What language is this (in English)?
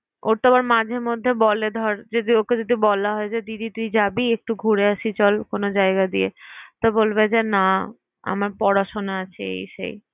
Bangla